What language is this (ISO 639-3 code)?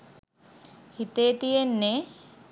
sin